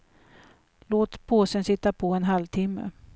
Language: Swedish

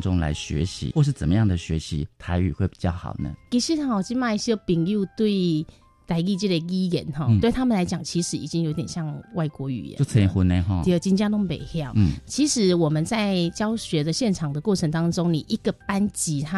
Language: Chinese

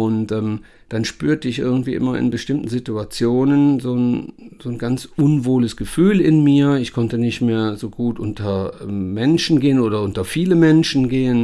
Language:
German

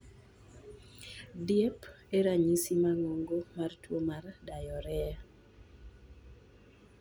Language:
Luo (Kenya and Tanzania)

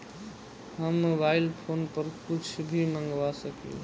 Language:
Bhojpuri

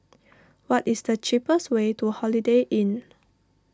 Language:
English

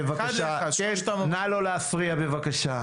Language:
Hebrew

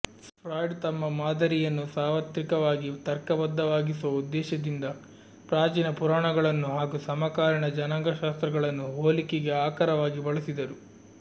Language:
Kannada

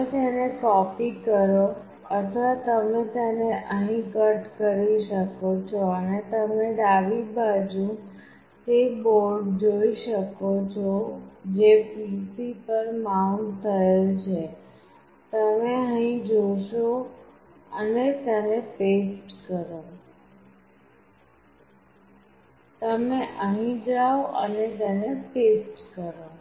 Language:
Gujarati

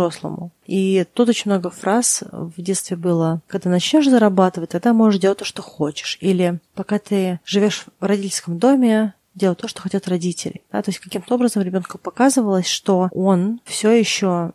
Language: Russian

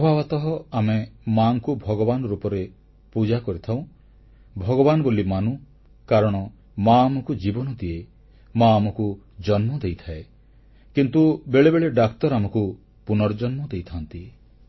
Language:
Odia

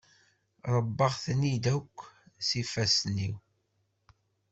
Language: Kabyle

